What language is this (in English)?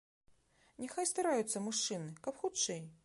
Belarusian